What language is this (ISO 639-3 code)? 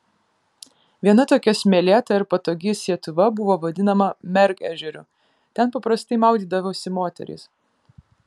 lit